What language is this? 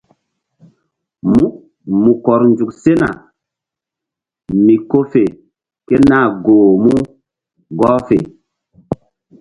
Mbum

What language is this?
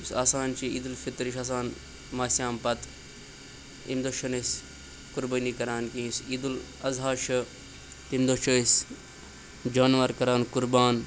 Kashmiri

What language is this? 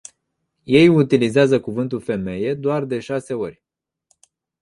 Romanian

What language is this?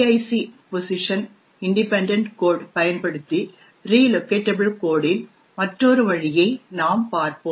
Tamil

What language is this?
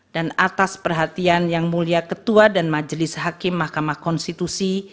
Indonesian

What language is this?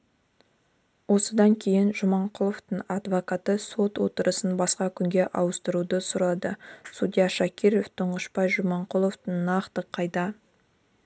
Kazakh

